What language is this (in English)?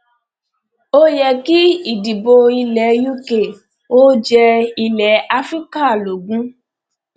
Yoruba